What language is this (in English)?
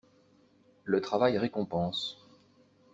French